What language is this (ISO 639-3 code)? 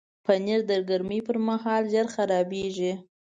pus